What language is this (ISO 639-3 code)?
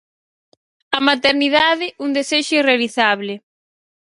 glg